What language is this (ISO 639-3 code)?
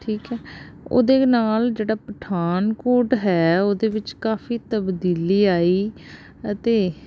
pan